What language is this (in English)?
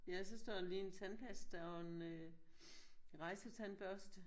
Danish